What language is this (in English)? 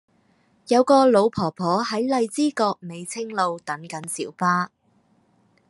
Cantonese